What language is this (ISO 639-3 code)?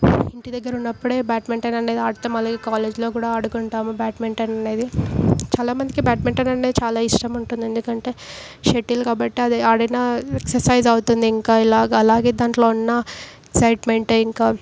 tel